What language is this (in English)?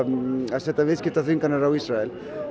Icelandic